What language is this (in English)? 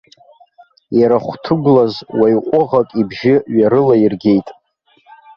Abkhazian